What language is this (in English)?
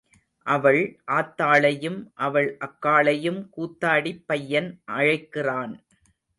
Tamil